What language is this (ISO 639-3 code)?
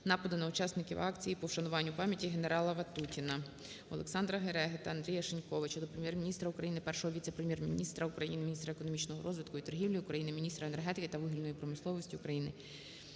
ukr